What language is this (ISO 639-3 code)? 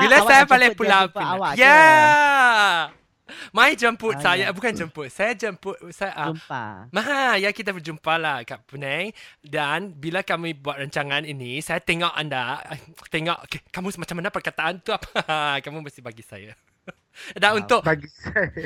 msa